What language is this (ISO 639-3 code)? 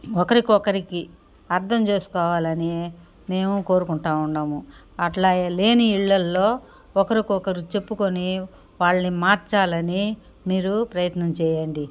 tel